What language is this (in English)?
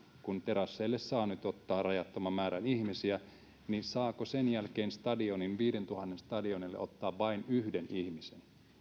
Finnish